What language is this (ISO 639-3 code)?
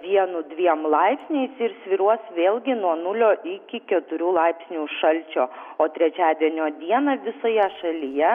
lit